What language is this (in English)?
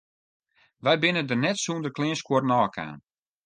Western Frisian